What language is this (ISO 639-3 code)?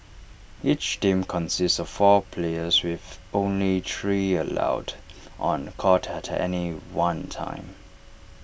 eng